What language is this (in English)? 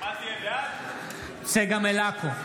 Hebrew